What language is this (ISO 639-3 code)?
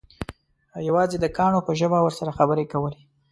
pus